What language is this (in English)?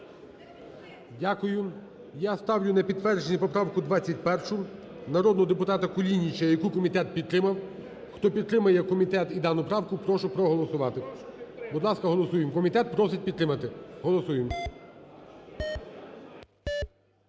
Ukrainian